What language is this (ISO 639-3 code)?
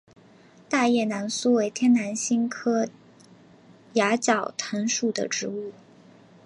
zho